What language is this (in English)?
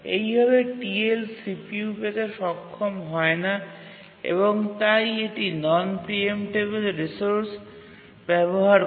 Bangla